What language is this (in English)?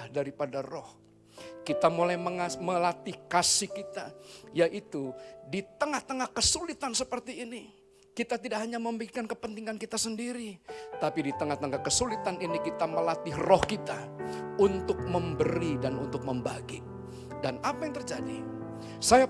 Indonesian